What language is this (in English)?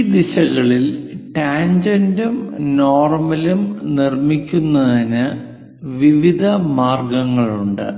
Malayalam